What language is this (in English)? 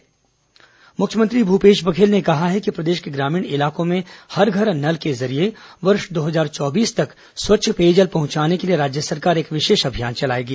Hindi